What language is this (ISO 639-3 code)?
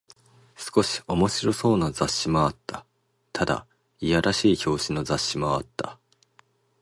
jpn